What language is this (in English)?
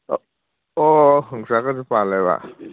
Manipuri